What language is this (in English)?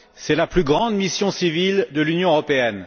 French